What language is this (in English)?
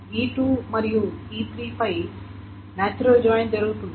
Telugu